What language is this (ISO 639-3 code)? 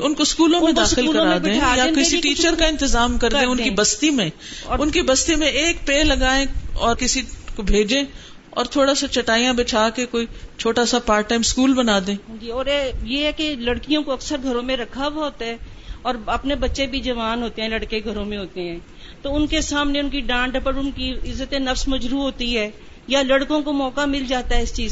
urd